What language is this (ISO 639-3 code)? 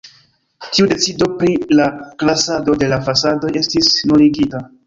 epo